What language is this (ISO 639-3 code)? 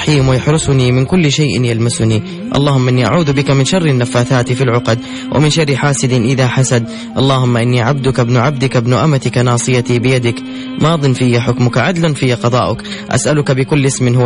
ara